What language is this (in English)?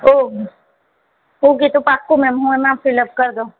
Gujarati